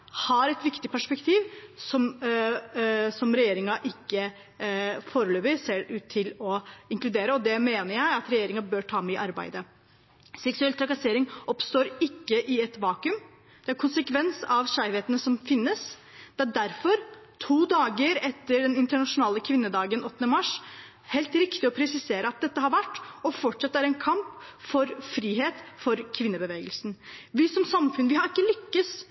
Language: Norwegian Bokmål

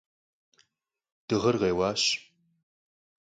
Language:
Kabardian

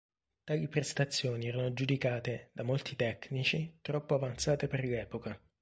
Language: Italian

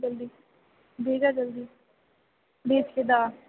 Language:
Maithili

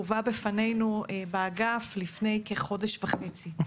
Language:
Hebrew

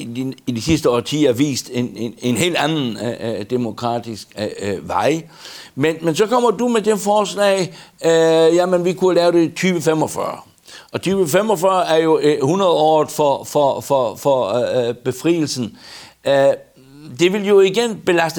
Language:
Danish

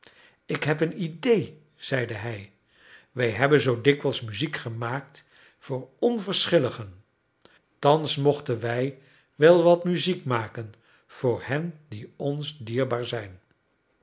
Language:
Dutch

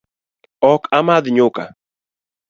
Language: Luo (Kenya and Tanzania)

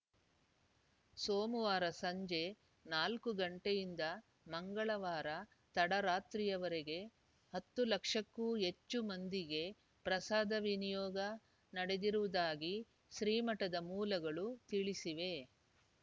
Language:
Kannada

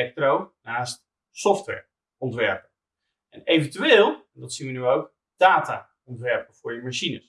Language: Dutch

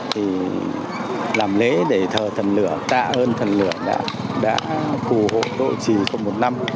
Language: Vietnamese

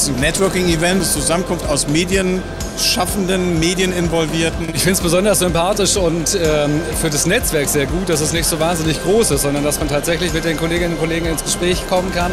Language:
German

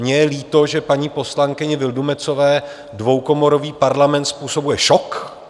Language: Czech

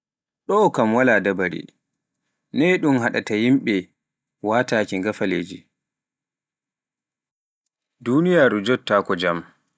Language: Pular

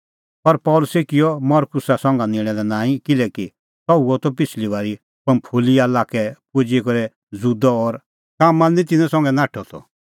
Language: Kullu Pahari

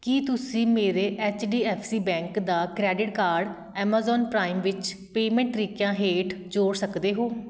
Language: Punjabi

